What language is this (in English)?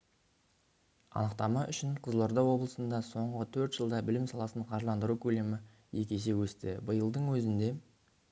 Kazakh